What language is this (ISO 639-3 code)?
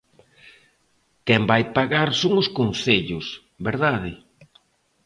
glg